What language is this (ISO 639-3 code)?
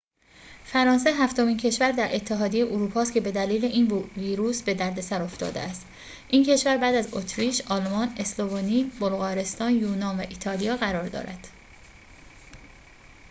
fas